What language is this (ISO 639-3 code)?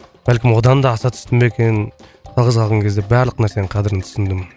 kaz